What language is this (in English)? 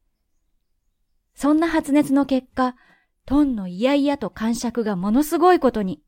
Japanese